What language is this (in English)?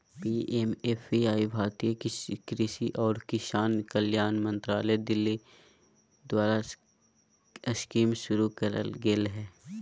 Magahi